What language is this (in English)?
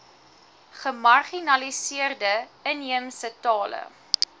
Afrikaans